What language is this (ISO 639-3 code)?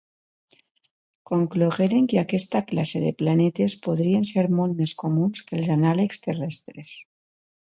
cat